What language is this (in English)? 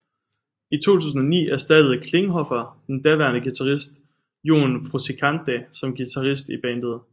Danish